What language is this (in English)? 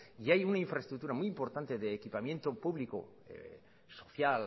Spanish